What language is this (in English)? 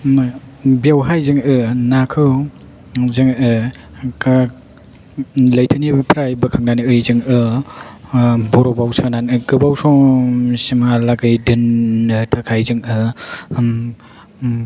Bodo